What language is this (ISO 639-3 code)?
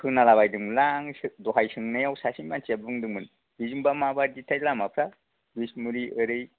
brx